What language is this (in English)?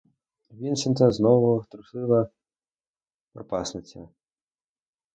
Ukrainian